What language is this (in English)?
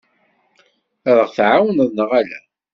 Kabyle